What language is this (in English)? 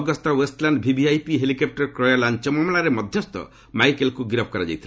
Odia